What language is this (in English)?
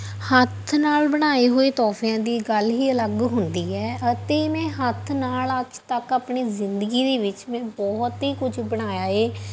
Punjabi